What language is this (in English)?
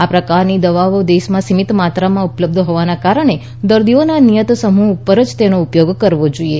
Gujarati